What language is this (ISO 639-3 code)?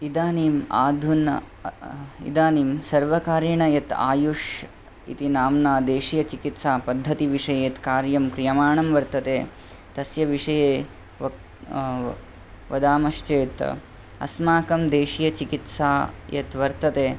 san